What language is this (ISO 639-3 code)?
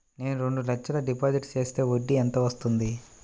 tel